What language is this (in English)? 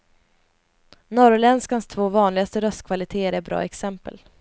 Swedish